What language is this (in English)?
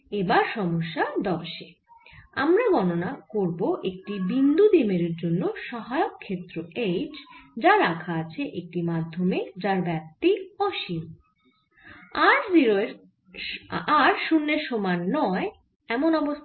Bangla